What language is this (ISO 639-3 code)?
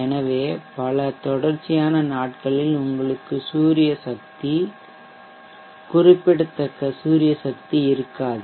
tam